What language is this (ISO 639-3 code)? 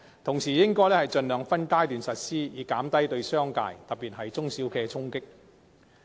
yue